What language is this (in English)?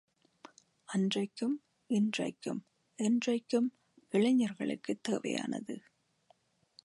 Tamil